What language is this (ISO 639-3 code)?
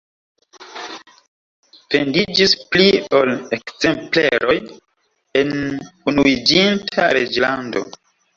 epo